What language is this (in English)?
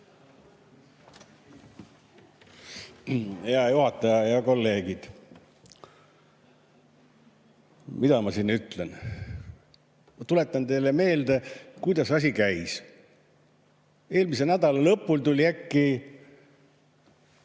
Estonian